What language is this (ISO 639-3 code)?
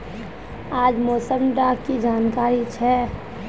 mag